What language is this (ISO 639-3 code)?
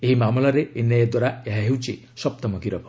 ori